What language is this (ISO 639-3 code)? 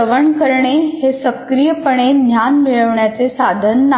mar